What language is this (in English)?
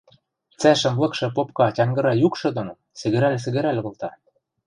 Western Mari